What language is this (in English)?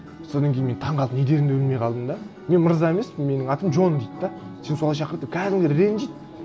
Kazakh